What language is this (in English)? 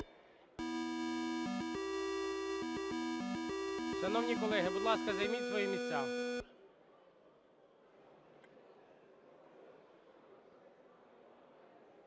Ukrainian